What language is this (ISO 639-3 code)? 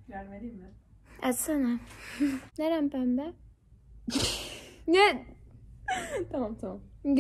tur